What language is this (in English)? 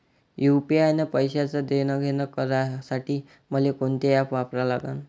Marathi